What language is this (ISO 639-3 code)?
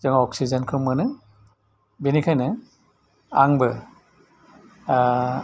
brx